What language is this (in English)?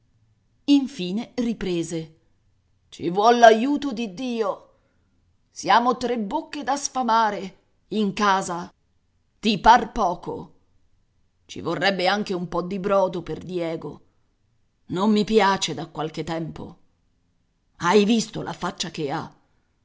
Italian